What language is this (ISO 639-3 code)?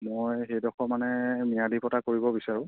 asm